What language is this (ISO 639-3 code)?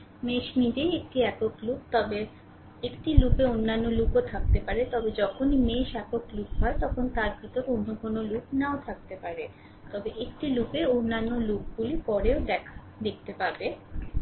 ben